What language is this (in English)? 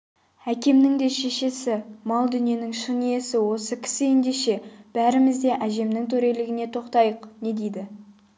Kazakh